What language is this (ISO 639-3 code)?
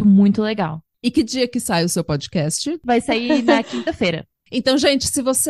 por